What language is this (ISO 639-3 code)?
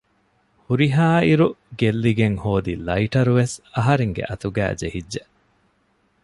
div